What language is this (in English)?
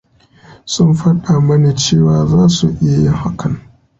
Hausa